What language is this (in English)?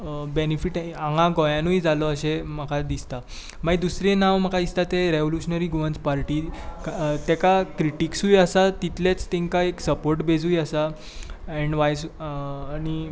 Konkani